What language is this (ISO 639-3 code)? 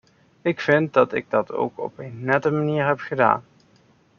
nld